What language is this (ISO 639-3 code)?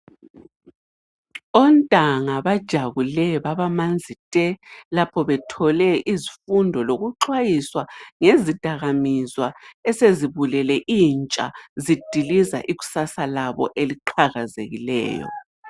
nde